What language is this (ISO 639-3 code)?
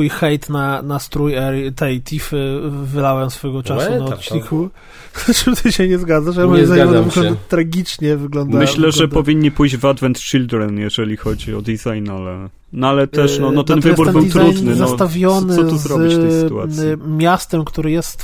pol